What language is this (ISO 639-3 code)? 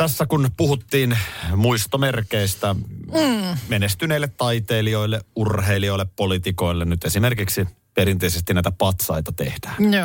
fin